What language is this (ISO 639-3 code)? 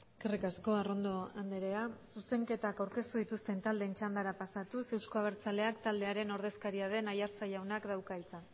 eus